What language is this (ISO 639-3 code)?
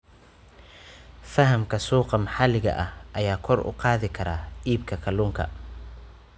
som